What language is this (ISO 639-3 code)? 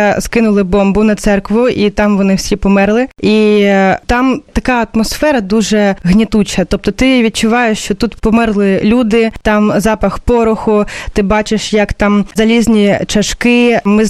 ukr